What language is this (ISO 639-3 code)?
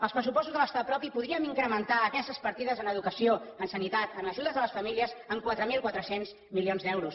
cat